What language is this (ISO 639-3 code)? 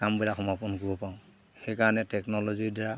asm